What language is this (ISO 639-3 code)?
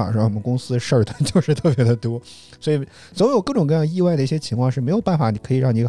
zho